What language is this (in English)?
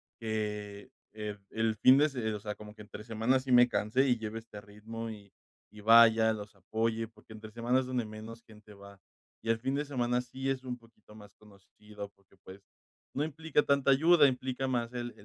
Spanish